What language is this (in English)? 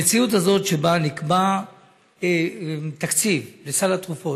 Hebrew